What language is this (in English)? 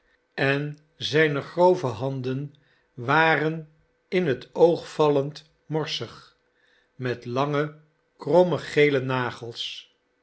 Dutch